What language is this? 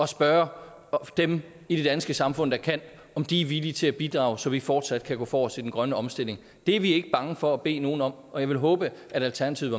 Danish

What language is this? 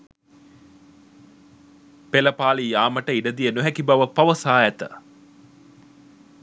Sinhala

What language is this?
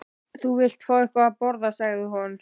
Icelandic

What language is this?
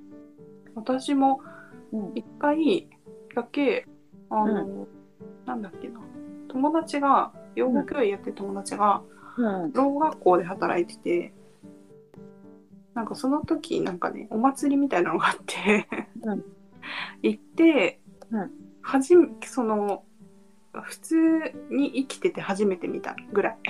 Japanese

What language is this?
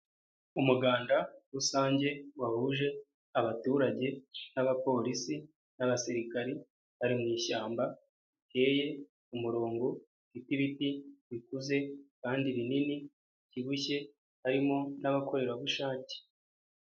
Kinyarwanda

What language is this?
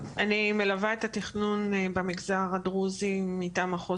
Hebrew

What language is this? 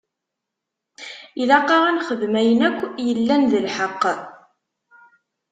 Kabyle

